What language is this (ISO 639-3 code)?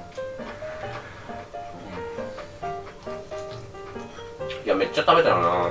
jpn